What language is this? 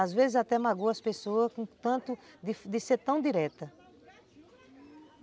Portuguese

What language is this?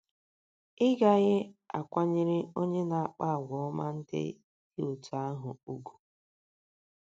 Igbo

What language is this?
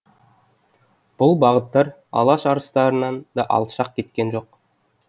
Kazakh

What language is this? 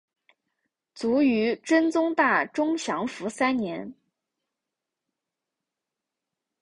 Chinese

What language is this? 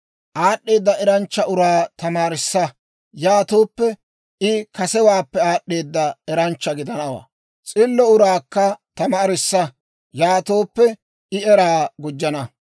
Dawro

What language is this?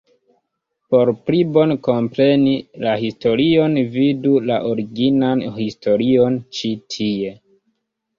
Esperanto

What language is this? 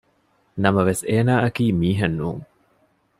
Divehi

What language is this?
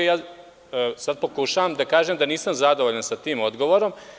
Serbian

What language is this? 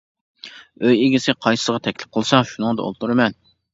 Uyghur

